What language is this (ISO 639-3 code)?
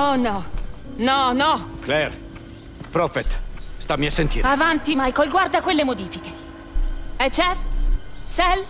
ita